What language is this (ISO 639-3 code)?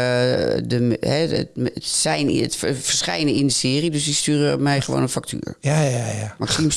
nld